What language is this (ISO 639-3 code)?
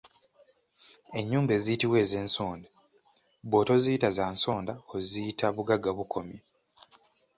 lug